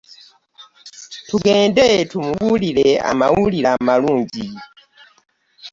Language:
Ganda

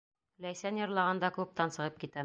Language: Bashkir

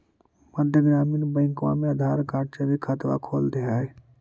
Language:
Magahi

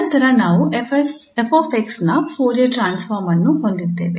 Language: Kannada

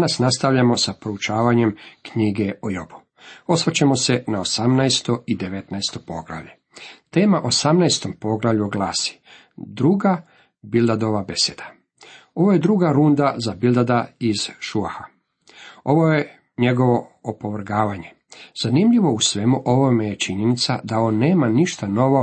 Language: Croatian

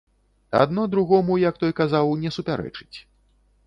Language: Belarusian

